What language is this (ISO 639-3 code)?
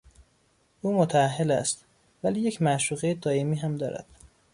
fas